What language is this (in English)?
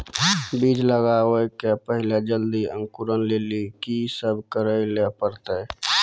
Maithili